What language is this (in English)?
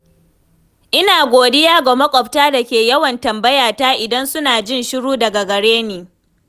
Hausa